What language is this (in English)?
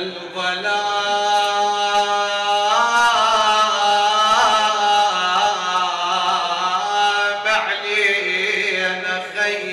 Arabic